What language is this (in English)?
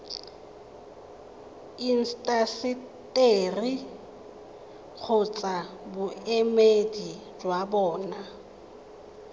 Tswana